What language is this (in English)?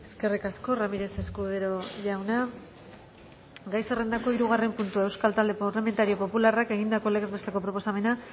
Basque